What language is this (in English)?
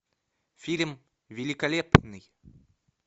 Russian